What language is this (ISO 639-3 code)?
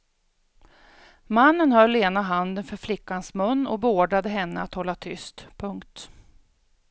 swe